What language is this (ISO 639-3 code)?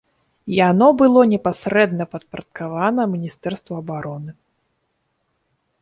bel